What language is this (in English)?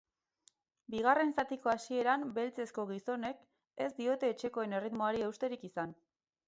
Basque